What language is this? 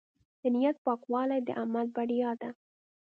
Pashto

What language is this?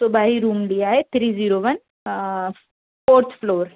Hindi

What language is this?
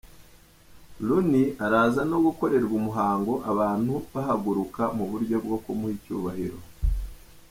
Kinyarwanda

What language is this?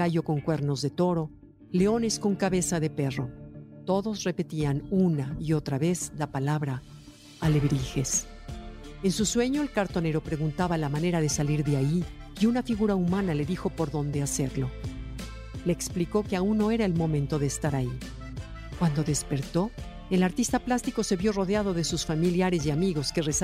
Spanish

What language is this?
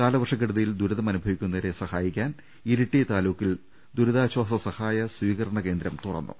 Malayalam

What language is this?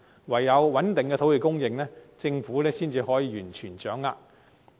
Cantonese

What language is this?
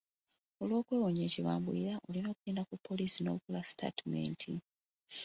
Ganda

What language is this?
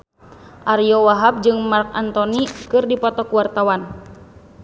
Sundanese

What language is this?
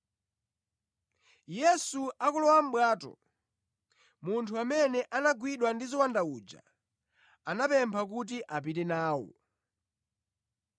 Nyanja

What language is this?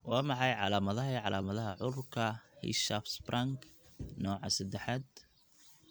Somali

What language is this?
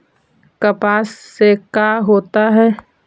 Magahi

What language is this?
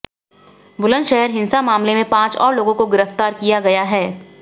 Hindi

